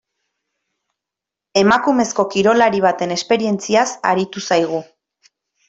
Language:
Basque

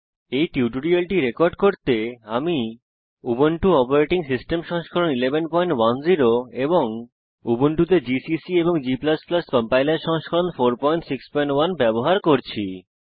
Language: Bangla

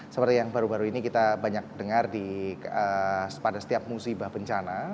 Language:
Indonesian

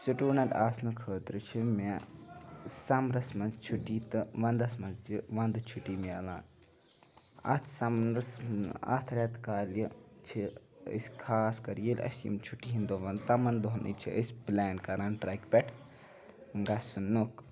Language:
Kashmiri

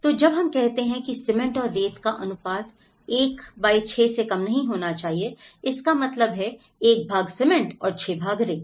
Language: Hindi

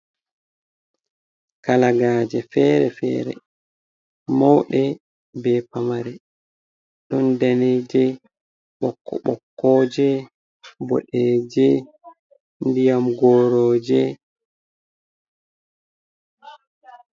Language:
Fula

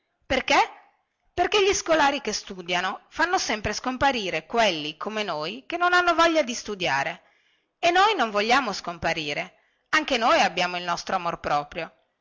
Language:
Italian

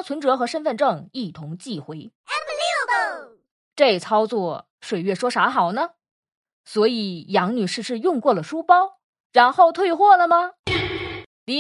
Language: Chinese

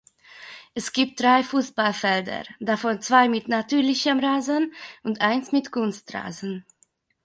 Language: German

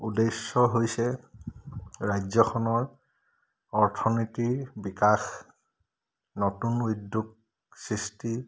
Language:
Assamese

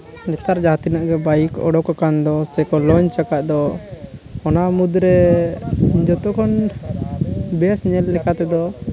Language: Santali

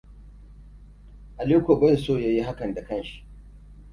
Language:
Hausa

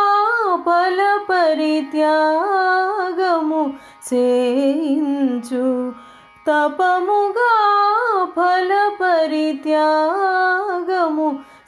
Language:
Telugu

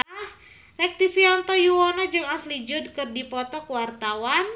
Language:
Sundanese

